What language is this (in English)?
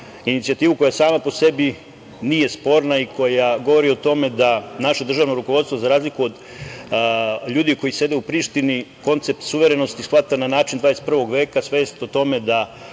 Serbian